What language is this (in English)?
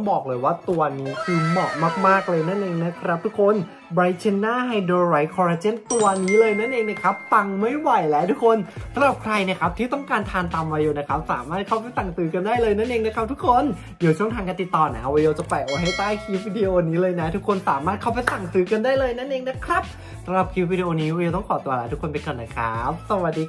Thai